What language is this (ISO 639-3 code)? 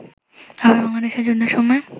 ben